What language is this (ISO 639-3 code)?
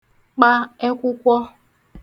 ibo